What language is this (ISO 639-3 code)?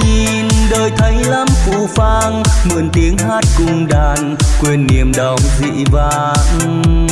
vie